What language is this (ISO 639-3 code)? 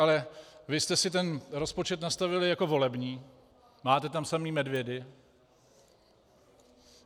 ces